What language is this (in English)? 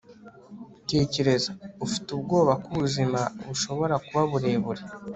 Kinyarwanda